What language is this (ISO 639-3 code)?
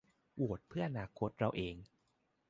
tha